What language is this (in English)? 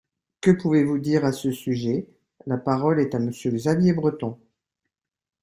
French